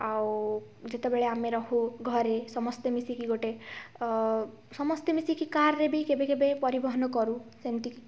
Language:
Odia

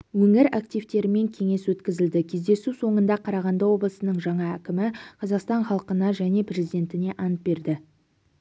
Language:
Kazakh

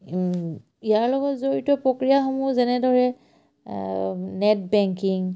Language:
Assamese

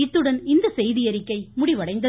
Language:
Tamil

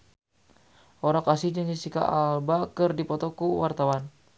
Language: Sundanese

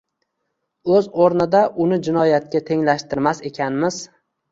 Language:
Uzbek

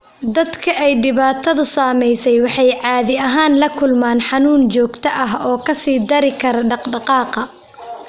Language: Somali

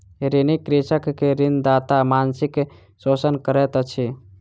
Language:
Maithili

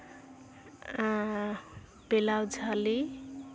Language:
Santali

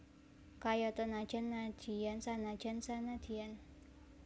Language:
Javanese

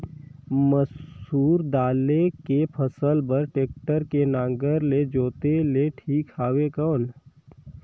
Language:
Chhattisgarhi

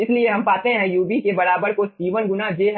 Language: Hindi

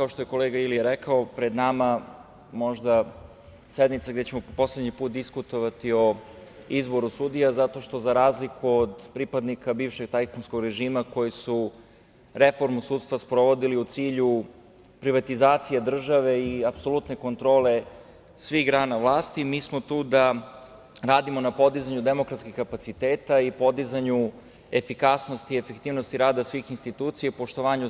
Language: Serbian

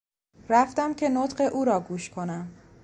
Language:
Persian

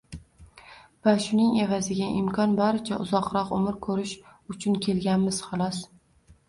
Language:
Uzbek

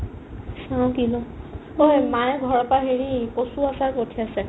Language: Assamese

